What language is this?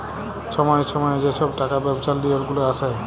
Bangla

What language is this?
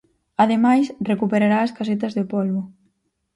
Galician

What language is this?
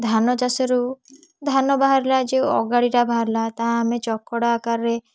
Odia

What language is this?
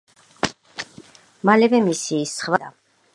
Georgian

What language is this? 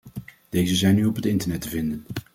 Dutch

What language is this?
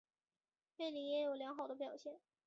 Chinese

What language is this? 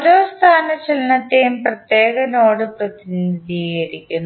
Malayalam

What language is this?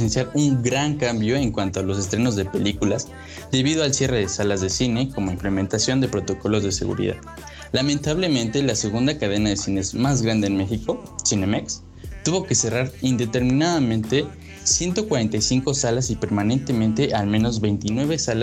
Spanish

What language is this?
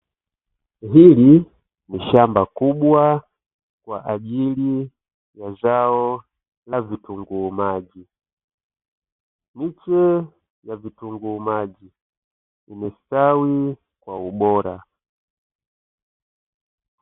Swahili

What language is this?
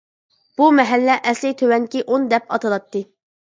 Uyghur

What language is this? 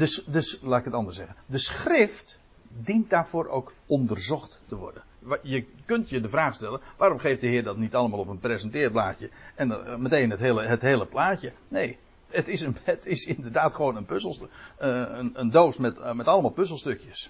Dutch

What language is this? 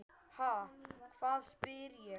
Icelandic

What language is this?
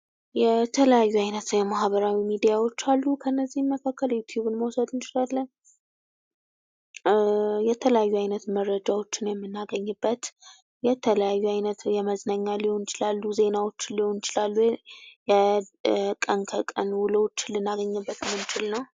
Amharic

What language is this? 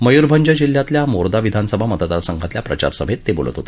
Marathi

